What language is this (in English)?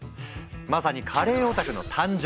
Japanese